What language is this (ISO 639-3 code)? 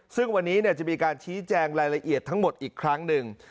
tha